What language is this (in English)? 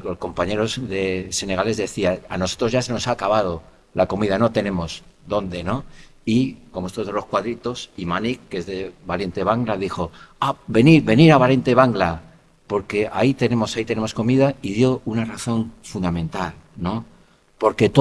Spanish